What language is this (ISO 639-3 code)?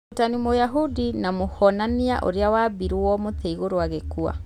kik